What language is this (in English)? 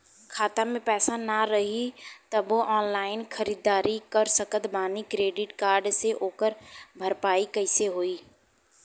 Bhojpuri